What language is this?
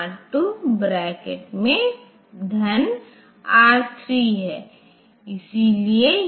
Hindi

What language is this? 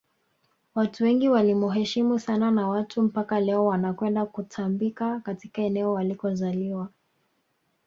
Swahili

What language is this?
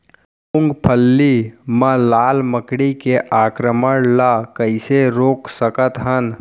Chhattisgarhi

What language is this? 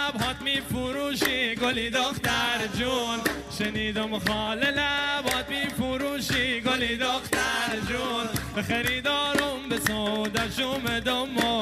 Persian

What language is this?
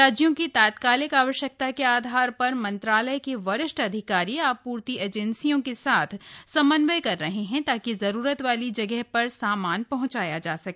Hindi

